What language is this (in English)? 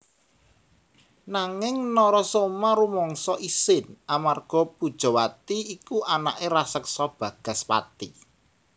Javanese